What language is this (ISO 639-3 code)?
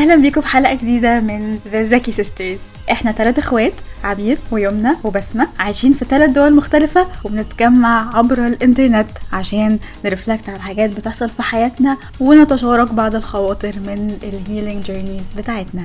ara